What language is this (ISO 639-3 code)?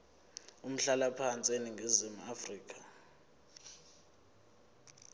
zul